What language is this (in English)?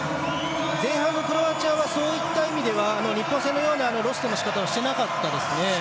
Japanese